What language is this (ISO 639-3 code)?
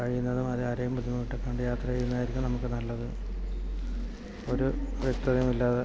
mal